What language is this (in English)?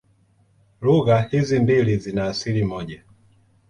Swahili